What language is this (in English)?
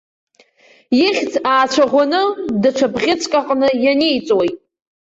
Abkhazian